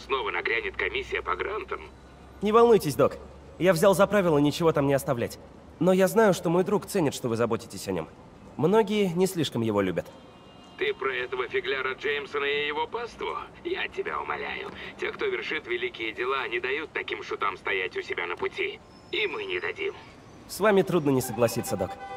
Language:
Russian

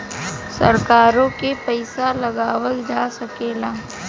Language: Bhojpuri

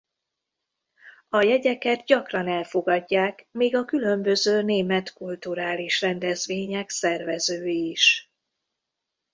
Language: Hungarian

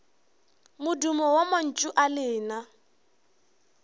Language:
Northern Sotho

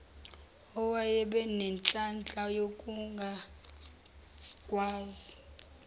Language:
Zulu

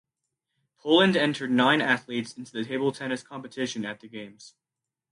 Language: English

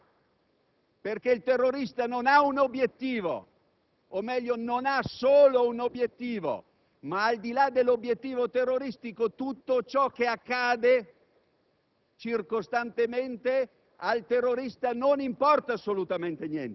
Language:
Italian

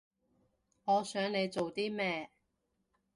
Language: Cantonese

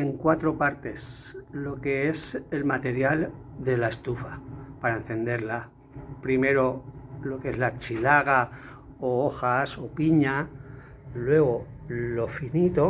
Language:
Spanish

